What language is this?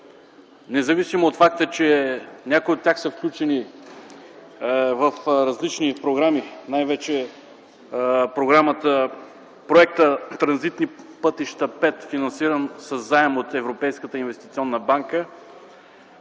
Bulgarian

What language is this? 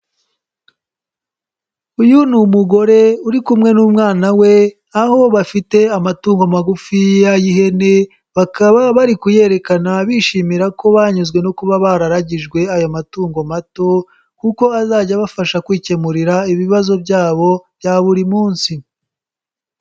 Kinyarwanda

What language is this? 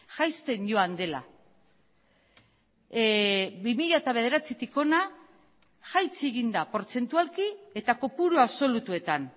Basque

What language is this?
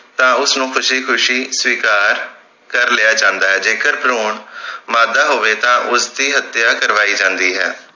Punjabi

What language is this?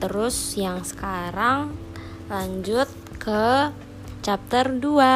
Indonesian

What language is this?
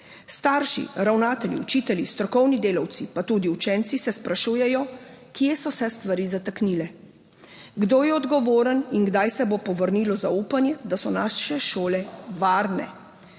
Slovenian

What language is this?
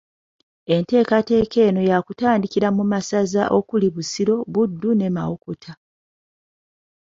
Ganda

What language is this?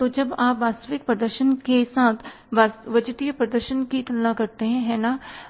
Hindi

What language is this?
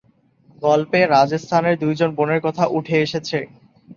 Bangla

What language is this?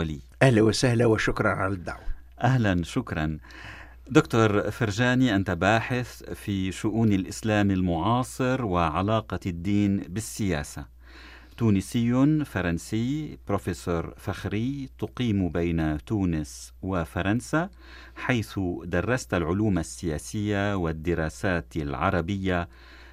Arabic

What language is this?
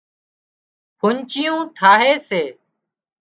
Wadiyara Koli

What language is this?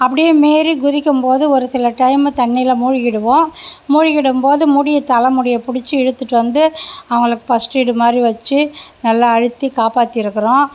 Tamil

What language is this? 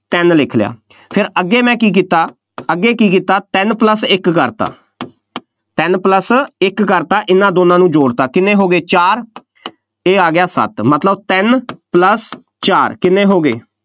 Punjabi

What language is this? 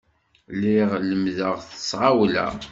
Kabyle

